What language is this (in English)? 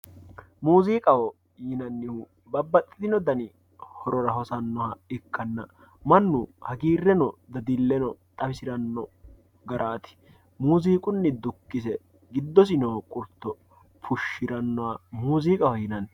Sidamo